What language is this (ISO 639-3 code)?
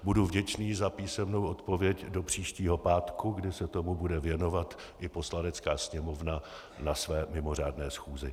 ces